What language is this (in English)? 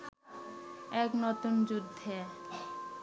Bangla